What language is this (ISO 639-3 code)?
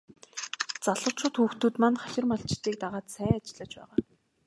mon